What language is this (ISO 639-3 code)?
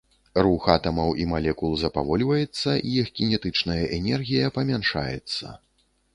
bel